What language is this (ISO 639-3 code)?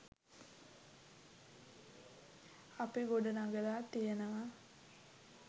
sin